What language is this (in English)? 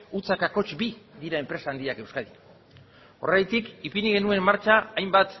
Basque